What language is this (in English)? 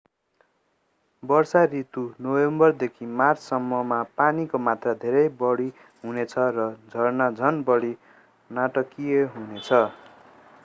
Nepali